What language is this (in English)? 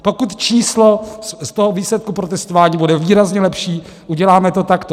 Czech